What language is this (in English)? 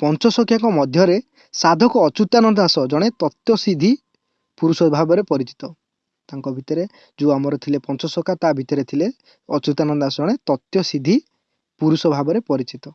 Odia